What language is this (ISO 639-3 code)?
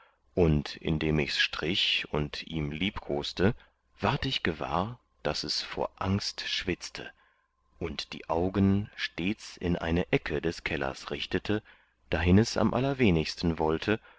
deu